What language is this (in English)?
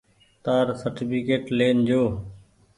Goaria